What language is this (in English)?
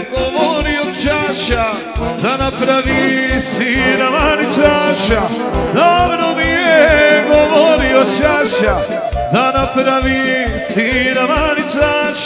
Romanian